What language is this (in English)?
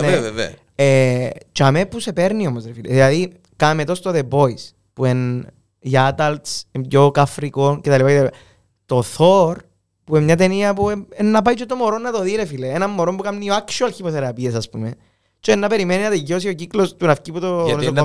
Greek